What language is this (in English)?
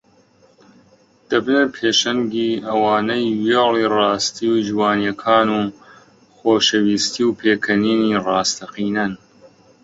Central Kurdish